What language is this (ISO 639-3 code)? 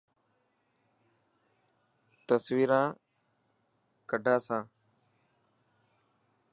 mki